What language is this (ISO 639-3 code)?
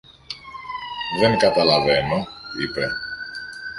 ell